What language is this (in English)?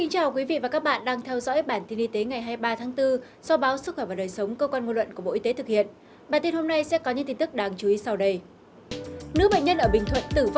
Vietnamese